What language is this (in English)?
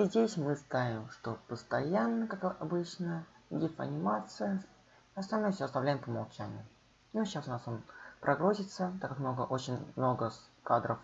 Russian